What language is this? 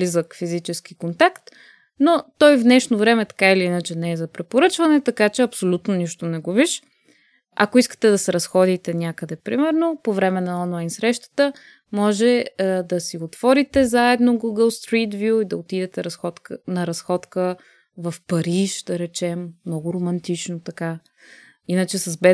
Bulgarian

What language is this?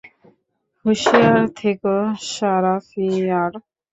Bangla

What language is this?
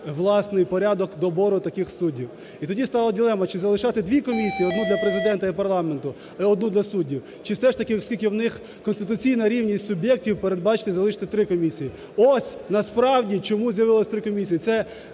Ukrainian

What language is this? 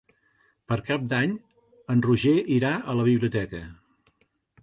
Catalan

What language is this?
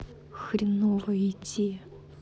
Russian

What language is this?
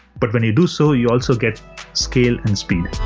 English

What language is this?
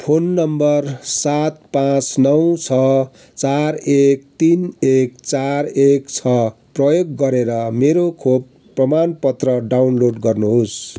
Nepali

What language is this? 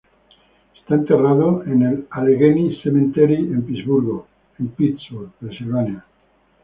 Spanish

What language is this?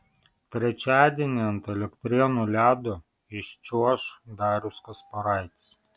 Lithuanian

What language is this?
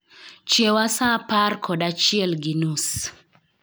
Luo (Kenya and Tanzania)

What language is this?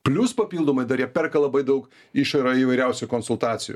Lithuanian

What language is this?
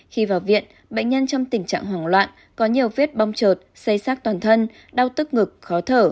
Vietnamese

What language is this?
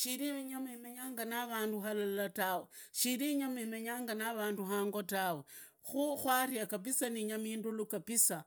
Idakho-Isukha-Tiriki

